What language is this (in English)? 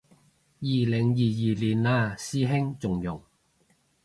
Cantonese